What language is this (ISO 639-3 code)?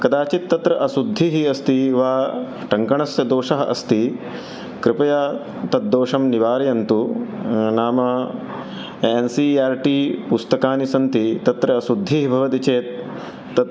san